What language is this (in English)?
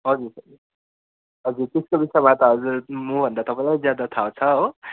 Nepali